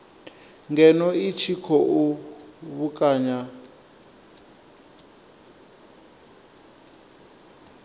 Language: Venda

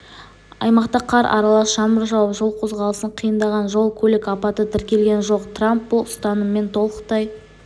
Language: Kazakh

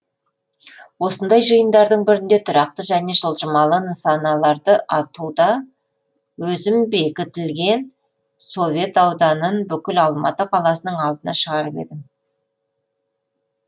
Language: Kazakh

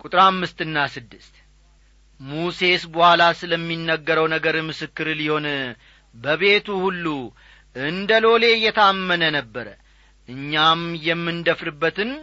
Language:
Amharic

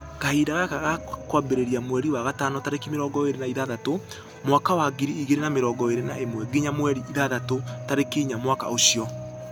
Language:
Kikuyu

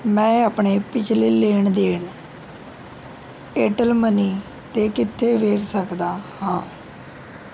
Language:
Punjabi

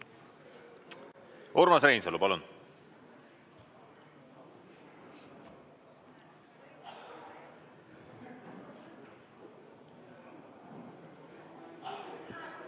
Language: Estonian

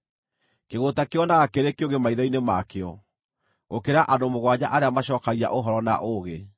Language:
Kikuyu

